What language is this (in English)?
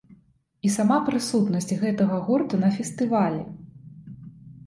Belarusian